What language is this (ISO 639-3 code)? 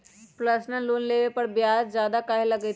mag